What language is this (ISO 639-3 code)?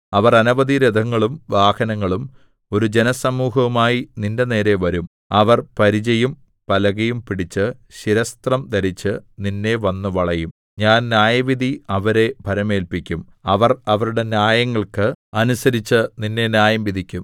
mal